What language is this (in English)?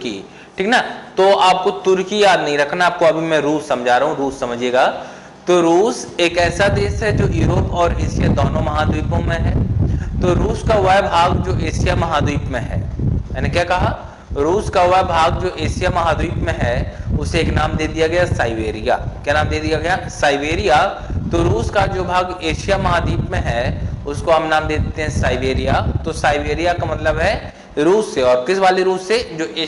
Hindi